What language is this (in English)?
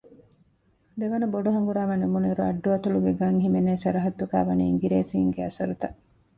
Divehi